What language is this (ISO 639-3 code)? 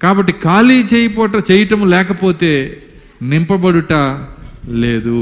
tel